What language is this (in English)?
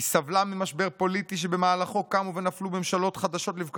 Hebrew